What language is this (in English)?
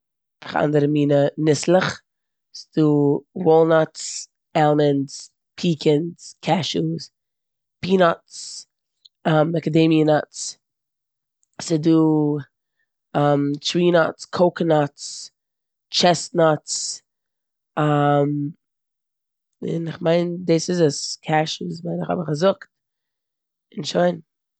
Yiddish